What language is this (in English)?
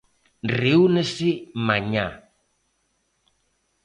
Galician